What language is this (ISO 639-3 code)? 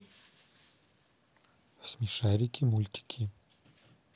rus